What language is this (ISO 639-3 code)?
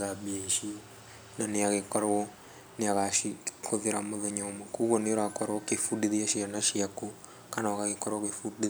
kik